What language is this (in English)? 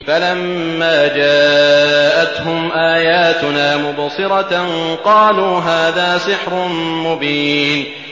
Arabic